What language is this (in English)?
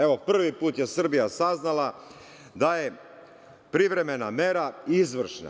Serbian